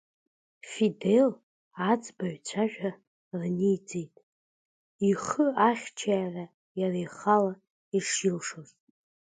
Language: Abkhazian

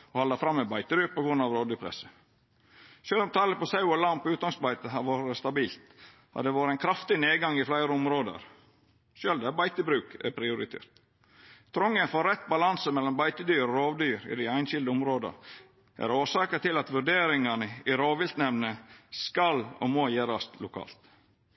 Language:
Norwegian Nynorsk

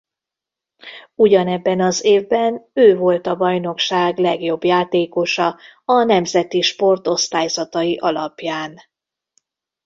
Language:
Hungarian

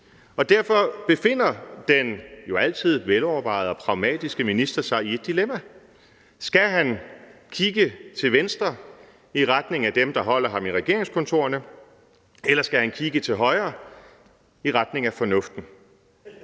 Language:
Danish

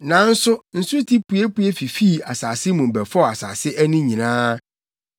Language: Akan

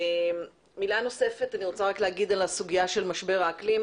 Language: Hebrew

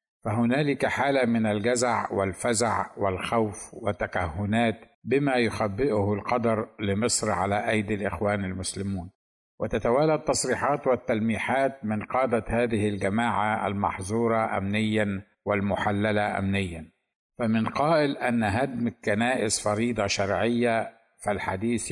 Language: Arabic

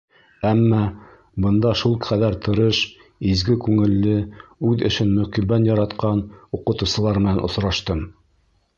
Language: Bashkir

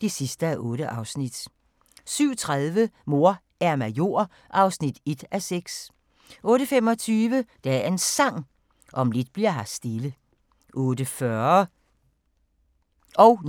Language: Danish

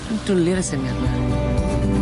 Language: Welsh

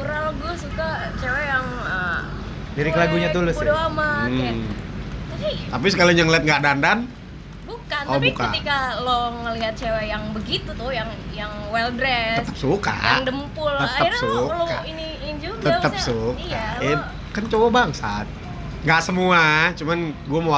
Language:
Indonesian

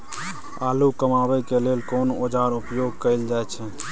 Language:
Maithili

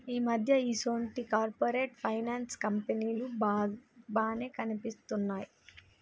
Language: Telugu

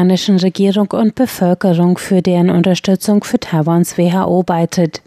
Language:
German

